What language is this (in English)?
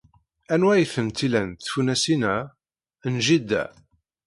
Kabyle